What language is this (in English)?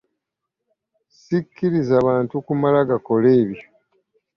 Ganda